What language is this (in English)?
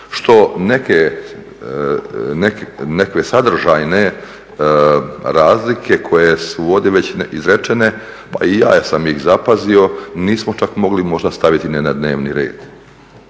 Croatian